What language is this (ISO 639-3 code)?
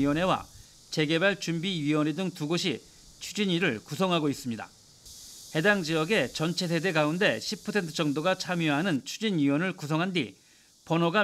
kor